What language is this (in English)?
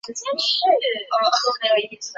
Chinese